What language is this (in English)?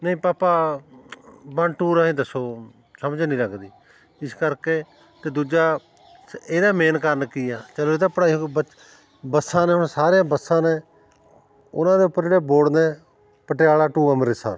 Punjabi